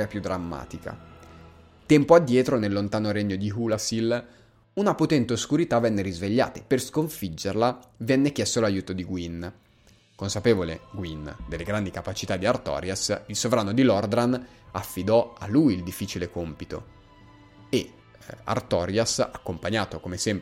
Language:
Italian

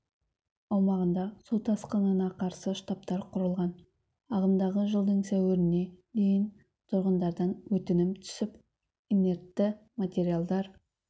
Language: Kazakh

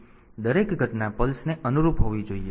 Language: Gujarati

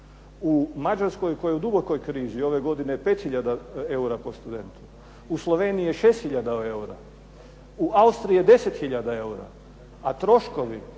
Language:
Croatian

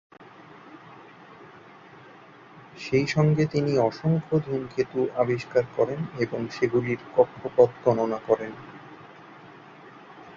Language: Bangla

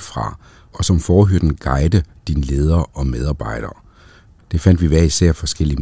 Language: Danish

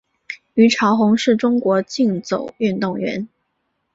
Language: Chinese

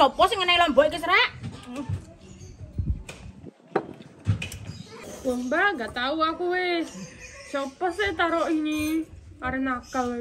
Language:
Indonesian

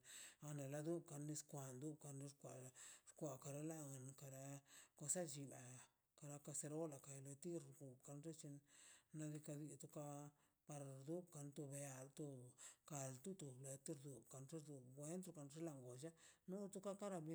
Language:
Mazaltepec Zapotec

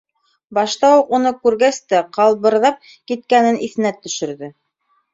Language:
Bashkir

